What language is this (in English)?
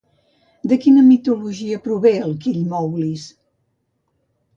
Catalan